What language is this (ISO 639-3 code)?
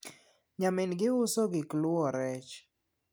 luo